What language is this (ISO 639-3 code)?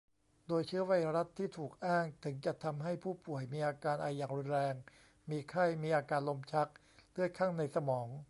tha